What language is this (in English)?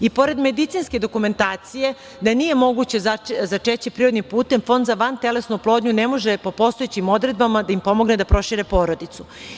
Serbian